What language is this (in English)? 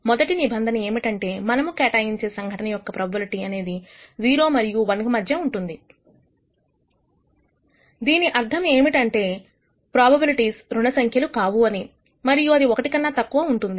Telugu